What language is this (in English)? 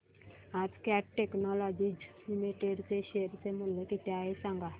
Marathi